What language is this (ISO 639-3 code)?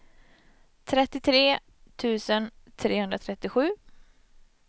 swe